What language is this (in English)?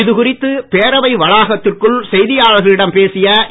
Tamil